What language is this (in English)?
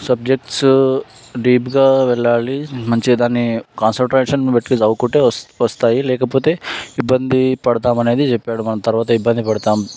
Telugu